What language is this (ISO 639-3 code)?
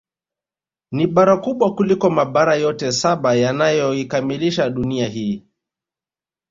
swa